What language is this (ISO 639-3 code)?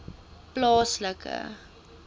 afr